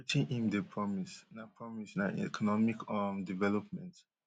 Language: Nigerian Pidgin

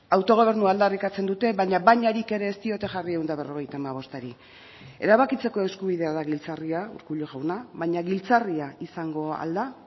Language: Basque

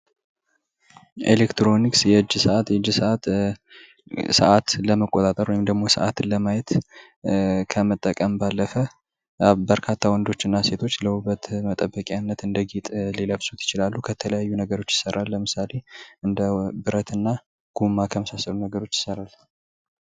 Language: Amharic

